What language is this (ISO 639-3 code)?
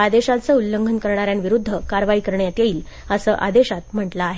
mar